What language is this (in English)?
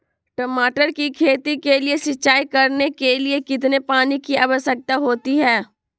Magahi